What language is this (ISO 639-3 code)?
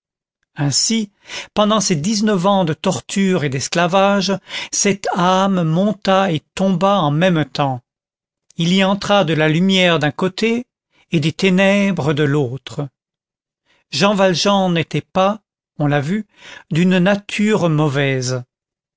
fra